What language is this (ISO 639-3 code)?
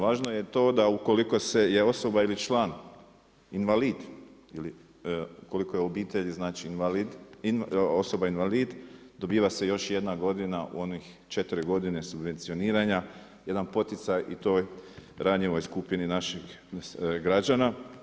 hrv